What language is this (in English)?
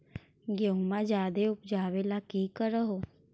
Magahi